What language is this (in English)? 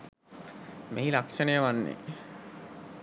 Sinhala